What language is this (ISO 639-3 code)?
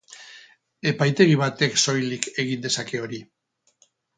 eus